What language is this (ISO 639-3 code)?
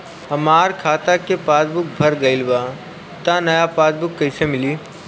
bho